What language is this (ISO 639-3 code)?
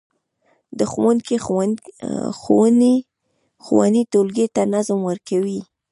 pus